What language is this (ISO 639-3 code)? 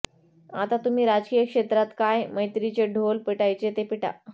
mar